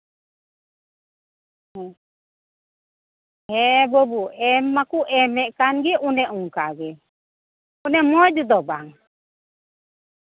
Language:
Santali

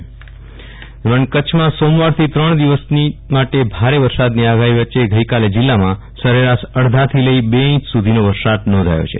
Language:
Gujarati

